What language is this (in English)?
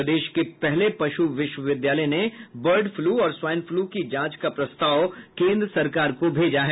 Hindi